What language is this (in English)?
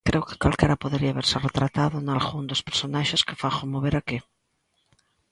Galician